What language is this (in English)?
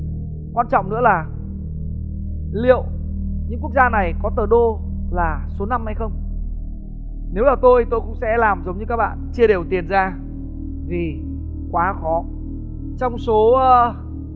Vietnamese